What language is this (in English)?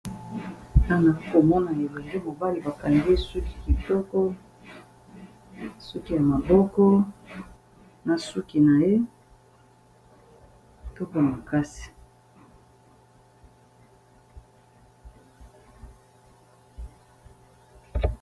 Lingala